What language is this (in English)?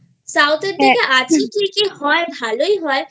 Bangla